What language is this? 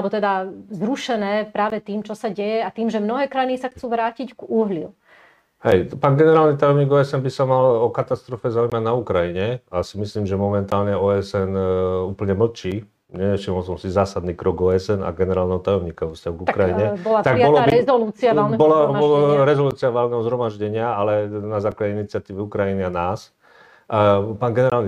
Slovak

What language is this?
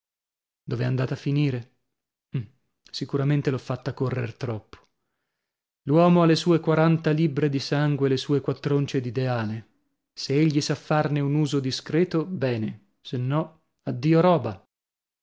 Italian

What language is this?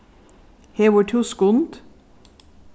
Faroese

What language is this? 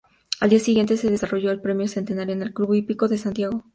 Spanish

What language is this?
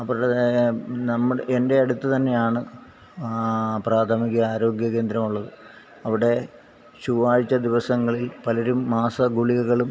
Malayalam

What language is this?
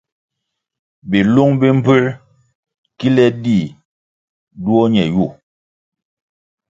Kwasio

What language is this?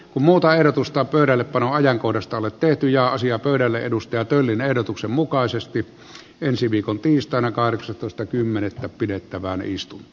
Finnish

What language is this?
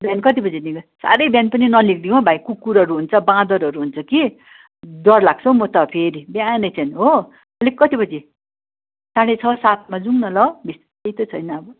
Nepali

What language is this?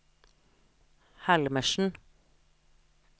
Norwegian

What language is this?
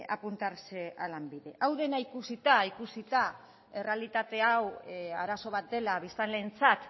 Basque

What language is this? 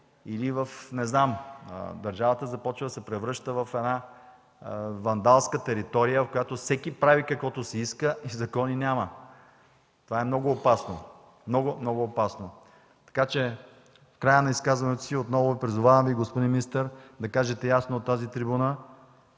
Bulgarian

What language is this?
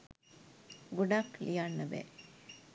Sinhala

